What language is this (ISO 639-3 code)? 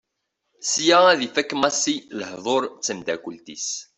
kab